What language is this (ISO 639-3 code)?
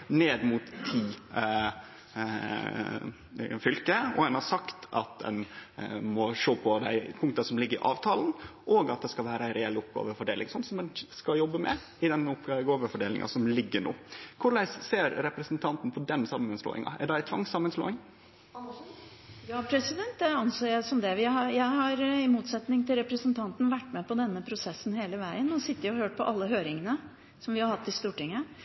nor